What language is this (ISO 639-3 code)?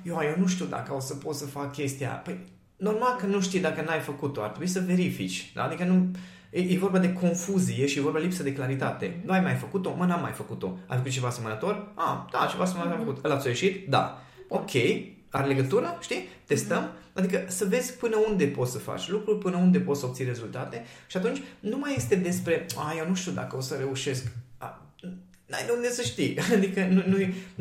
ron